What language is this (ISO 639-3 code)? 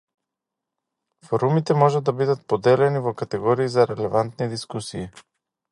mkd